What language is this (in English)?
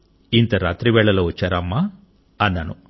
Telugu